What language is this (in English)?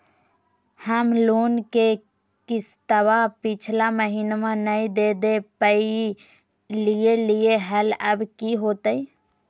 Magahi